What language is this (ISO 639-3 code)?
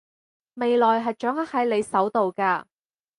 yue